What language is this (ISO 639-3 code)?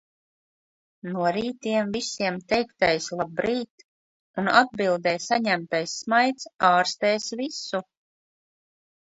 lav